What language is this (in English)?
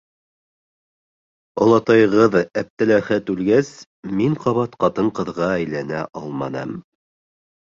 Bashkir